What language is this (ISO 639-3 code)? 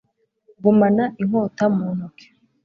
kin